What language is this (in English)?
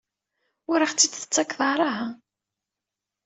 Kabyle